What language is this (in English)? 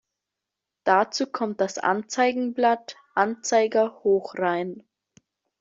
German